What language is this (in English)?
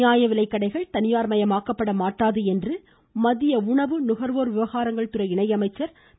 Tamil